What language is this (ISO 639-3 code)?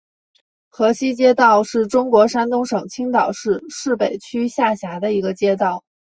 zho